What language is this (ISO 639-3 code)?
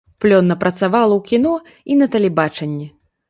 bel